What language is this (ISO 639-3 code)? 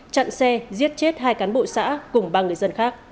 vie